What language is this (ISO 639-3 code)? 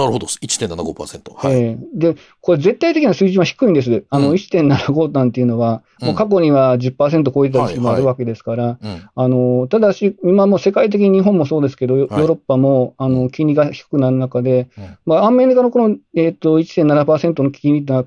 jpn